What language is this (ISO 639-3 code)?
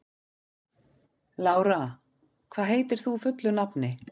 isl